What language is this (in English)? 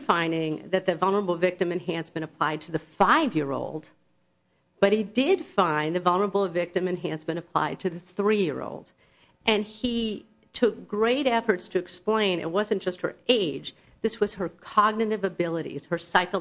English